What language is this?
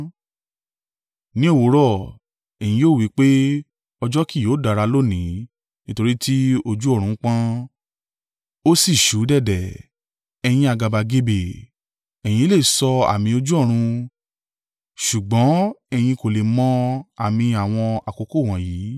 Yoruba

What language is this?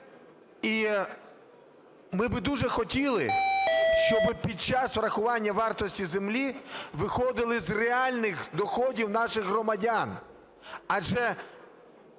Ukrainian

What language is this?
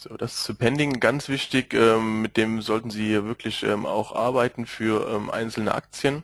German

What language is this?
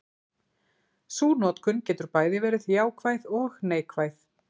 Icelandic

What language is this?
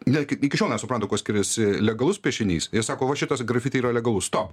Lithuanian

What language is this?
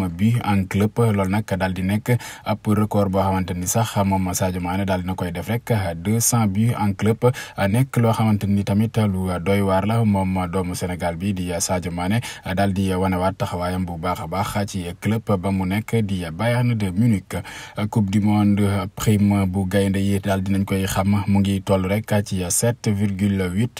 French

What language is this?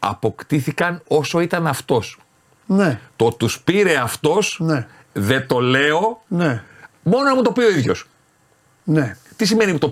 Greek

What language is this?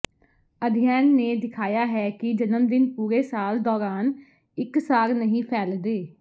Punjabi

